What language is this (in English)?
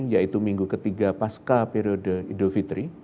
Indonesian